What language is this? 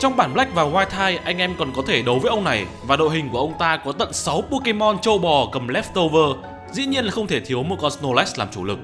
Vietnamese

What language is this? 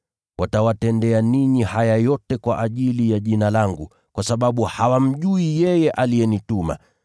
Swahili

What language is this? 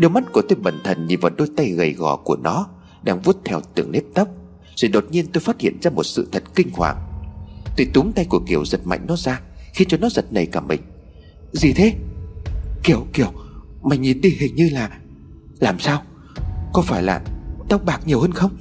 Vietnamese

